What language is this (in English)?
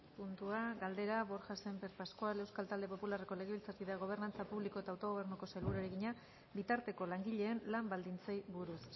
Basque